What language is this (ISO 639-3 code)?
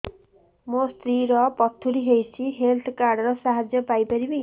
ori